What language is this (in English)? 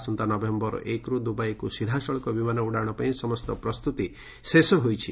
Odia